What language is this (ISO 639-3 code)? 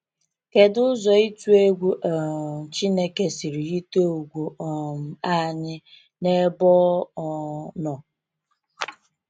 ibo